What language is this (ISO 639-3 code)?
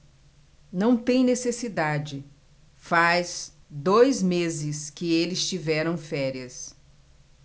por